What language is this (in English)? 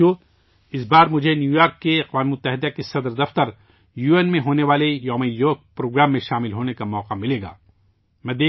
Urdu